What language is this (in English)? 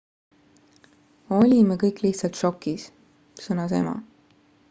Estonian